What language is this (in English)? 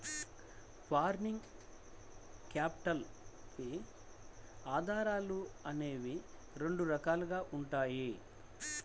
Telugu